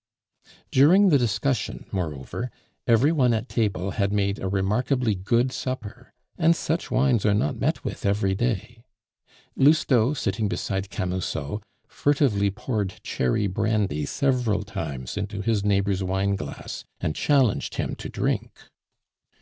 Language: English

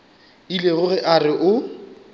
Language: Northern Sotho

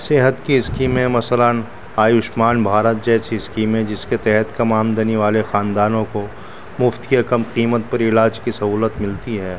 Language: Urdu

